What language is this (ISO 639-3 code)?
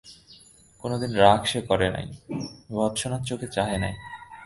ben